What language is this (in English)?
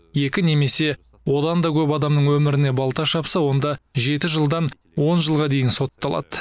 Kazakh